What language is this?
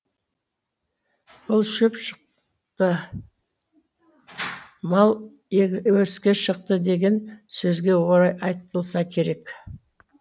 Kazakh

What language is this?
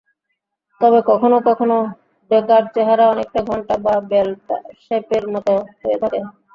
Bangla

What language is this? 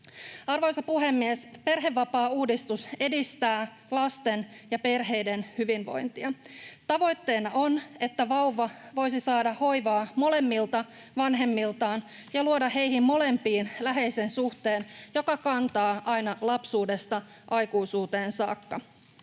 Finnish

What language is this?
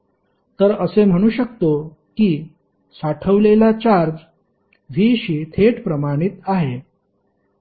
Marathi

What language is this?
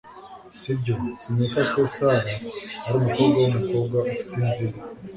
Kinyarwanda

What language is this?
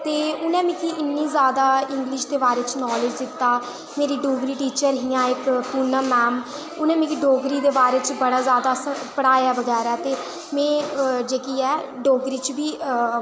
Dogri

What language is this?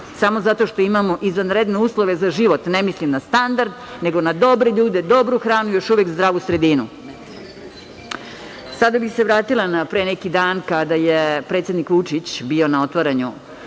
Serbian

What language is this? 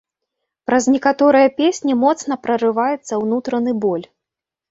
Belarusian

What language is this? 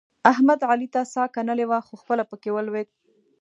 Pashto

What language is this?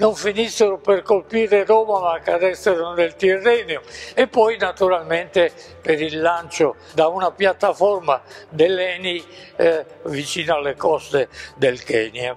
Italian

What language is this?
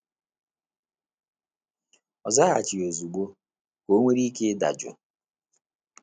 Igbo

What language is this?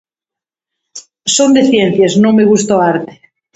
Galician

